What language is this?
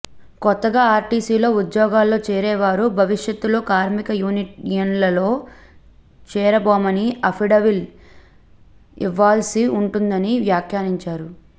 Telugu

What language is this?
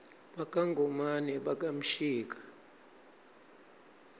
Swati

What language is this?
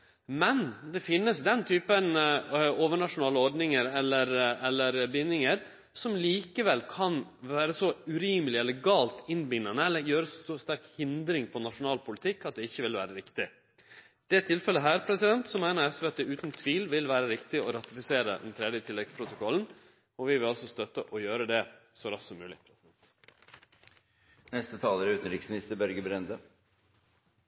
Norwegian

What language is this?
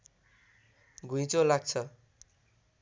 Nepali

